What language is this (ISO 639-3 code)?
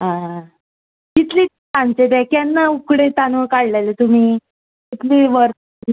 kok